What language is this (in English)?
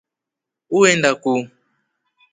Rombo